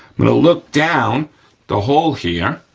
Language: English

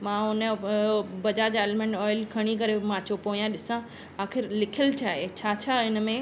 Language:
Sindhi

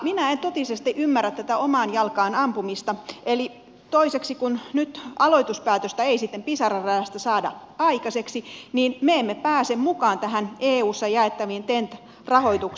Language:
Finnish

